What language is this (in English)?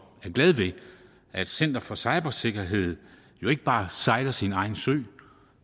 Danish